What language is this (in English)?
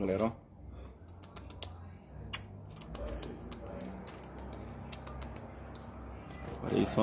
Portuguese